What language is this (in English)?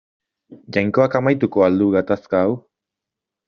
Basque